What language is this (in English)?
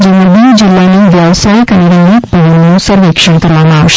Gujarati